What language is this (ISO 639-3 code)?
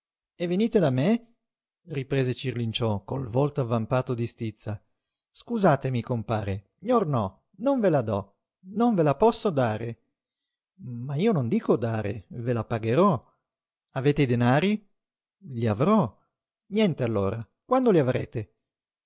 ita